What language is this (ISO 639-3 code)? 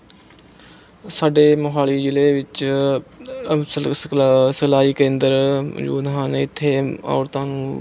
pan